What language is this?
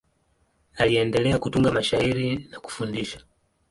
Swahili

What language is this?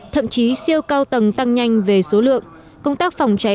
Vietnamese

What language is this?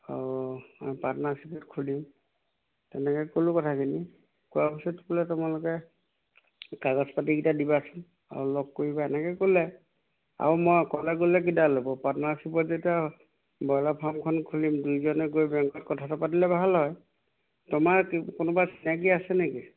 Assamese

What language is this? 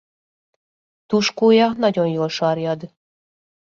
Hungarian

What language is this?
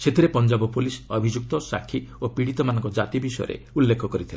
Odia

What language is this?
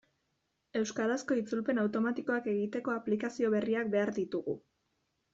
Basque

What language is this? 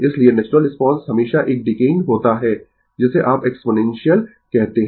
Hindi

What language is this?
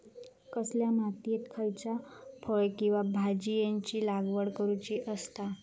Marathi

